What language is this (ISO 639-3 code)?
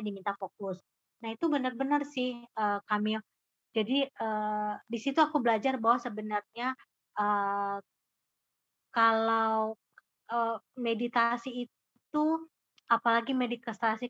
ind